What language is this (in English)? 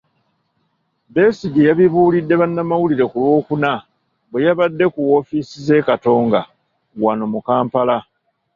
Ganda